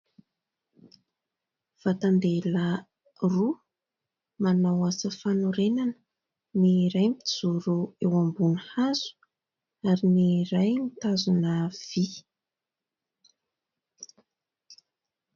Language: Malagasy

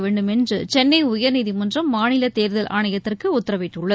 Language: Tamil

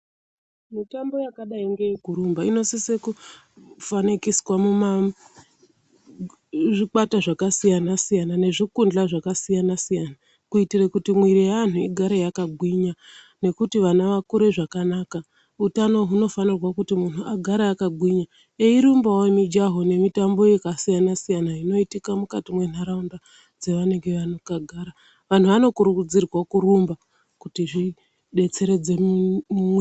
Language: Ndau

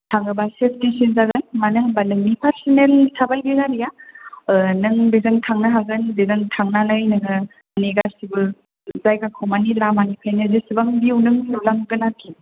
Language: Bodo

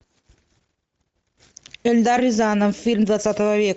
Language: Russian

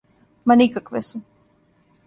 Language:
Serbian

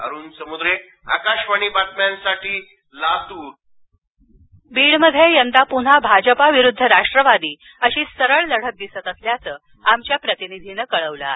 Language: Marathi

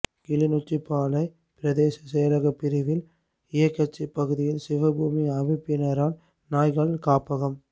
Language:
Tamil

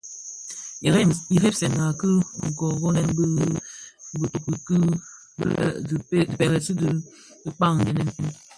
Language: Bafia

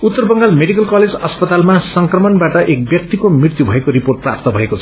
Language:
Nepali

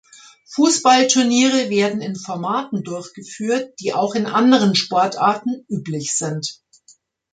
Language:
German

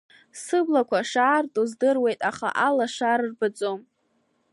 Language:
Abkhazian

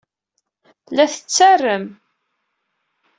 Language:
Kabyle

